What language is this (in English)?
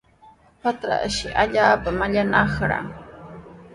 Sihuas Ancash Quechua